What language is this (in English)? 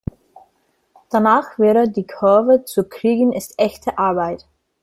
German